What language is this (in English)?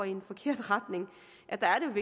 Danish